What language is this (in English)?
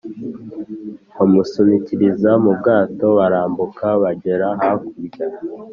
Kinyarwanda